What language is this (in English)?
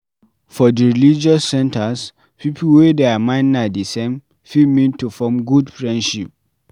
Nigerian Pidgin